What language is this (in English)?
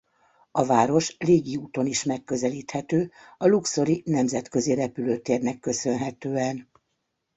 Hungarian